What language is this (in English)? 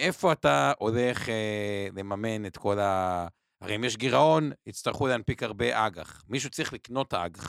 Hebrew